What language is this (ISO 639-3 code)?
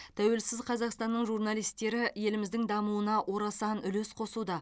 kaz